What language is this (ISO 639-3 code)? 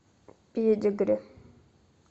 rus